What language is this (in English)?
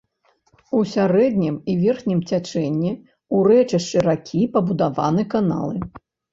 Belarusian